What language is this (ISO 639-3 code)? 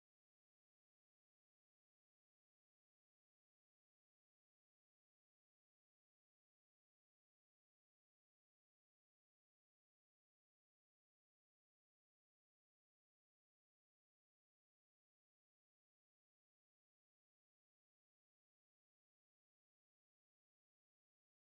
zho